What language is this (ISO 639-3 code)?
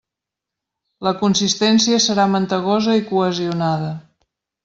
cat